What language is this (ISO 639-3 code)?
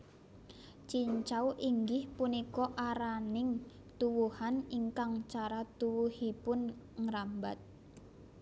jav